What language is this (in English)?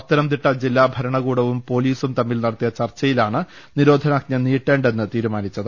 Malayalam